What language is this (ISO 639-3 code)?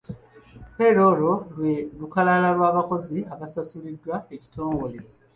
lug